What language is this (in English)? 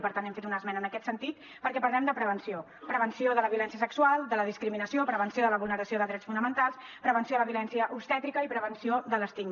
Catalan